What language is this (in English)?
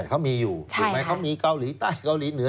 Thai